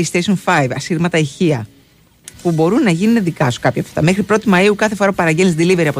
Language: Greek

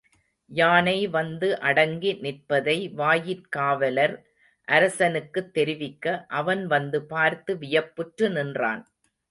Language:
Tamil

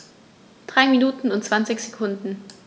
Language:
German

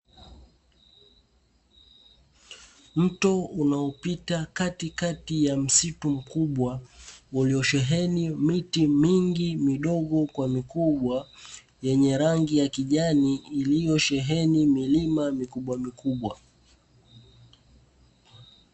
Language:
Swahili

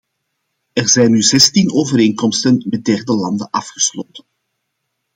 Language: Dutch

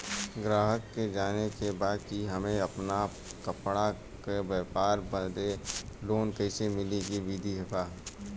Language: Bhojpuri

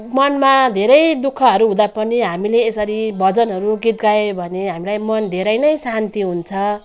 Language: Nepali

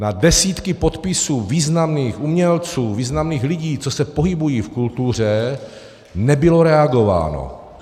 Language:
Czech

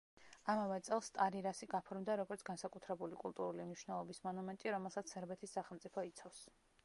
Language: Georgian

